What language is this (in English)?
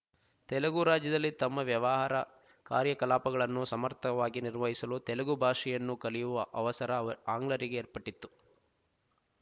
Kannada